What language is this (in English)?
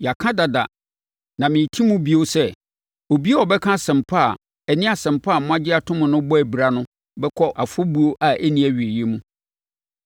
Akan